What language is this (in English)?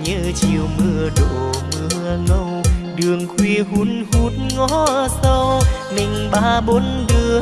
Vietnamese